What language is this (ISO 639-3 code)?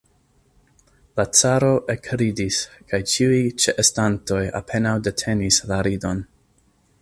epo